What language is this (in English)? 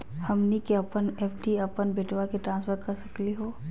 Magahi